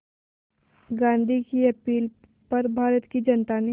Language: Hindi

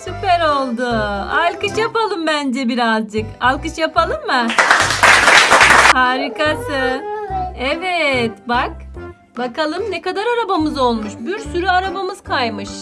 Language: Turkish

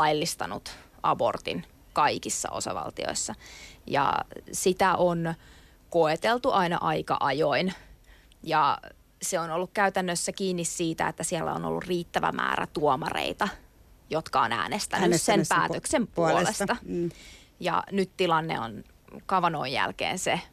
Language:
Finnish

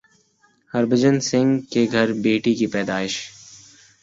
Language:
Urdu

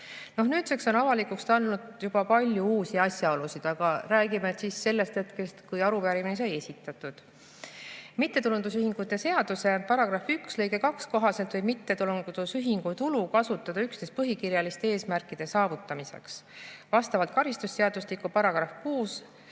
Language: Estonian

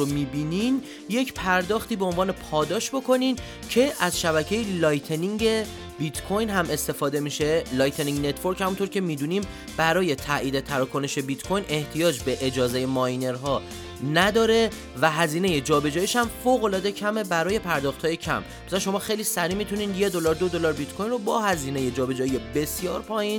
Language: Persian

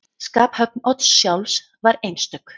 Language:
Icelandic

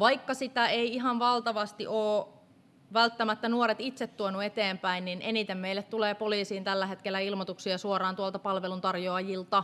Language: Finnish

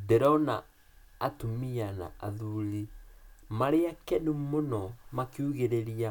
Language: Kikuyu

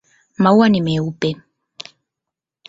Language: Swahili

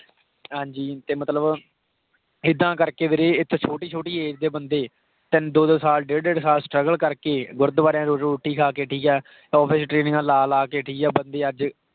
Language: Punjabi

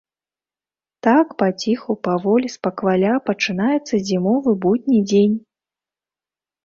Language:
Belarusian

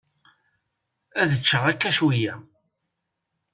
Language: Kabyle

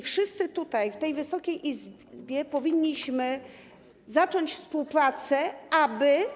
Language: Polish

